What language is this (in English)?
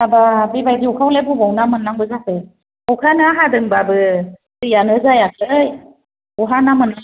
Bodo